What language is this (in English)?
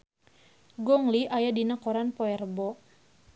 Sundanese